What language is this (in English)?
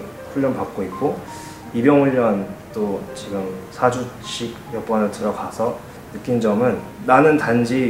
Korean